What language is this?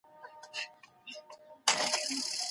Pashto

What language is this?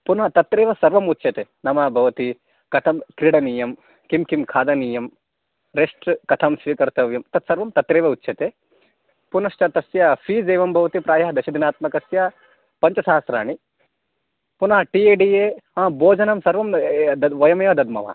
Sanskrit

